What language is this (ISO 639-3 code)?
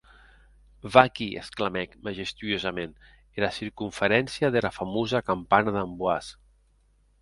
oci